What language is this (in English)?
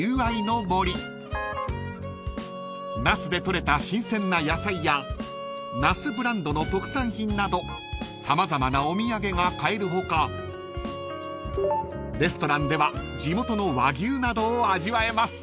Japanese